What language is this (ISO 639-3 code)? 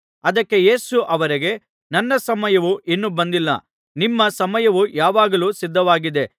kan